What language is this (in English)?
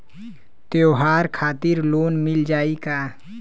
Bhojpuri